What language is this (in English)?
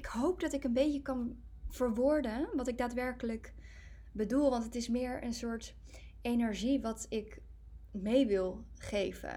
Dutch